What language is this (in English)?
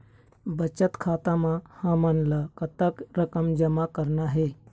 Chhattisgarhi